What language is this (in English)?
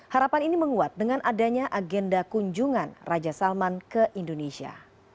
Indonesian